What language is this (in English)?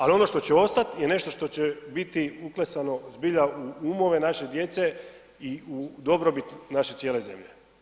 Croatian